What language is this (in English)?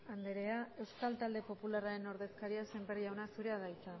Basque